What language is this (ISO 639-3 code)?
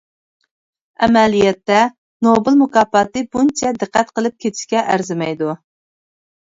uig